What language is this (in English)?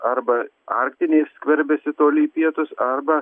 Lithuanian